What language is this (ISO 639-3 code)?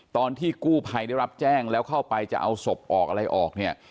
tha